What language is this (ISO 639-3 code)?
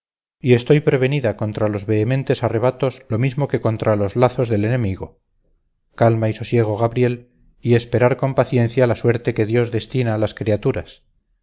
spa